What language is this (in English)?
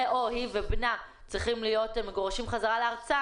Hebrew